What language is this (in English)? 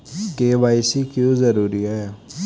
Hindi